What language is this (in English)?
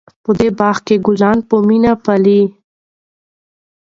Pashto